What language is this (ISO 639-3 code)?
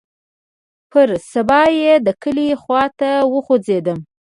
pus